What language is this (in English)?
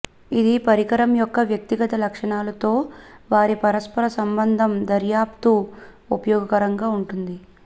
Telugu